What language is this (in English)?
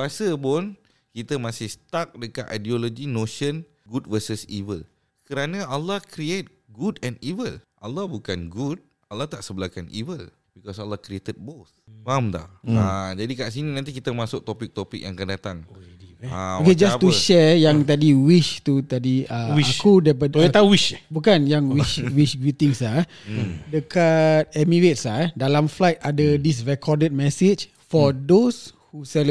Malay